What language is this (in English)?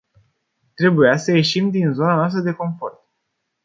Romanian